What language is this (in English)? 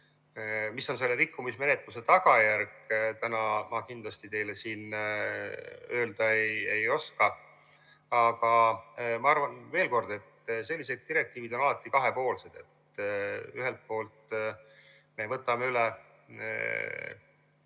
Estonian